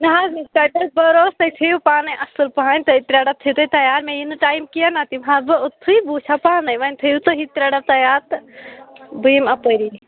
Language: Kashmiri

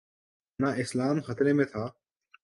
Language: Urdu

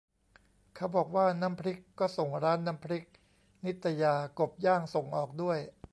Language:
Thai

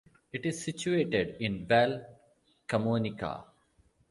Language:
English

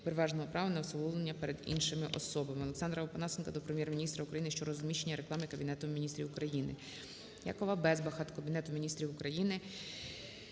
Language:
Ukrainian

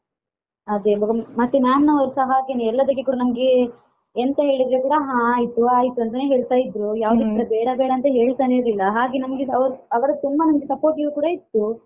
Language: Kannada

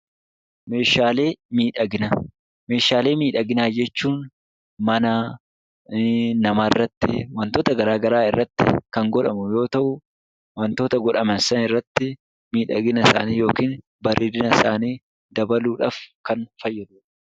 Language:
Oromo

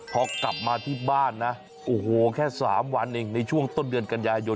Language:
Thai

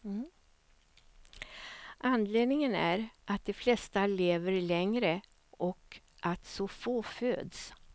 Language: Swedish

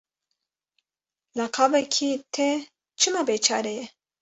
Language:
Kurdish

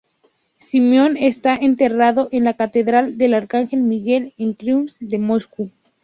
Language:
Spanish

